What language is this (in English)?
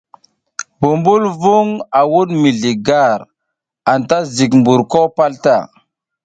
South Giziga